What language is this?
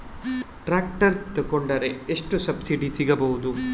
Kannada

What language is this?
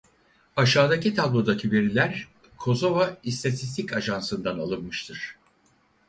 Turkish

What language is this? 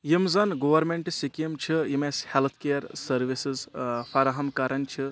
Kashmiri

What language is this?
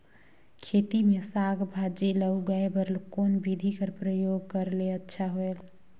Chhattisgarhi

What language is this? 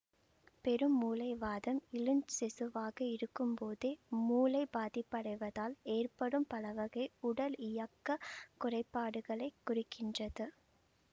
Tamil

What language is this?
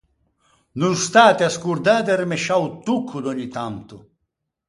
Ligurian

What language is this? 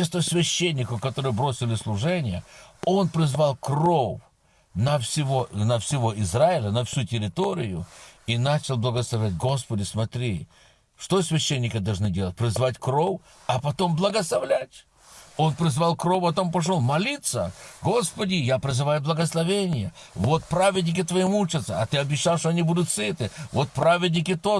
Russian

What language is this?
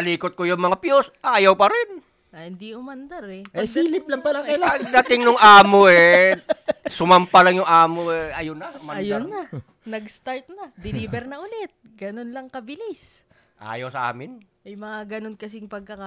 Filipino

